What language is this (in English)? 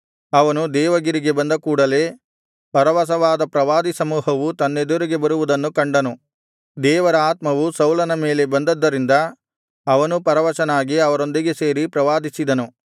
Kannada